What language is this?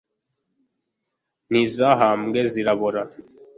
Kinyarwanda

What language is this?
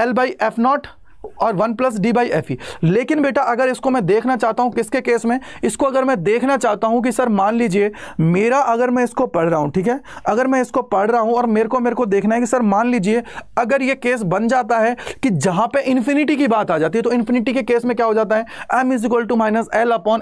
Hindi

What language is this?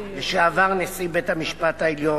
Hebrew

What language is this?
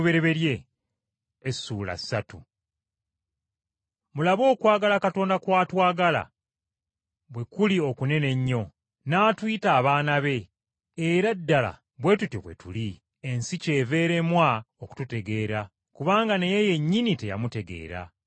Ganda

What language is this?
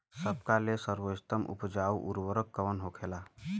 Bhojpuri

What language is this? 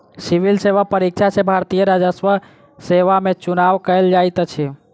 Maithili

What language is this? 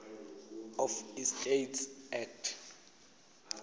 Swati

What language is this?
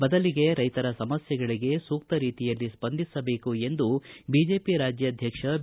Kannada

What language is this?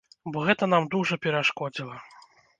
Belarusian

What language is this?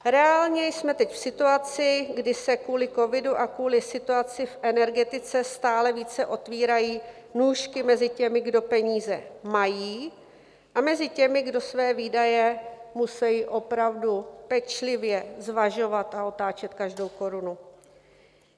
Czech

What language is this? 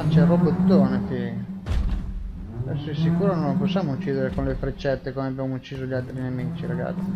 Italian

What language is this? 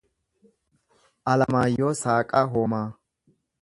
Oromo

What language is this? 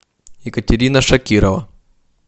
Russian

